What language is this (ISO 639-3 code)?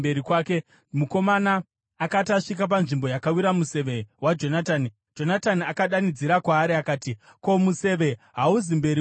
sna